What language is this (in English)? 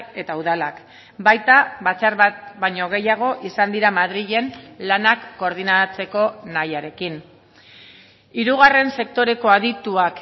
Basque